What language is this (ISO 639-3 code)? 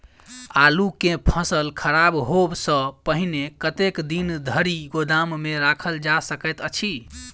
mai